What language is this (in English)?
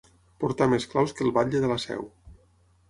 Catalan